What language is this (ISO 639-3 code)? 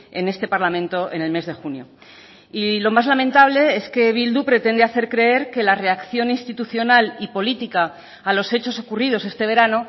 spa